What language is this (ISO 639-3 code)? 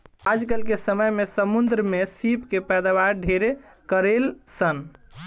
bho